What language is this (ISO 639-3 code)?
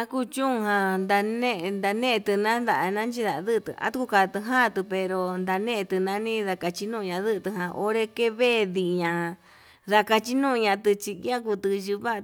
mab